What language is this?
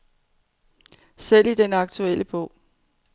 Danish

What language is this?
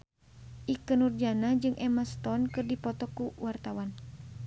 Sundanese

